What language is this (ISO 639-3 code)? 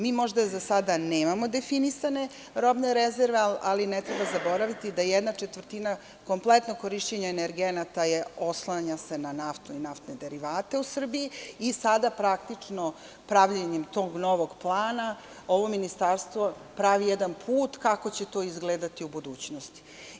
srp